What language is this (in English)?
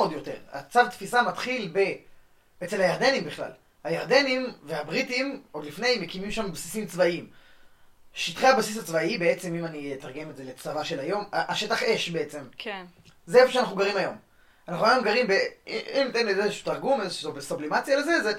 Hebrew